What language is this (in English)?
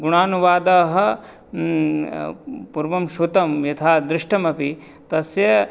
Sanskrit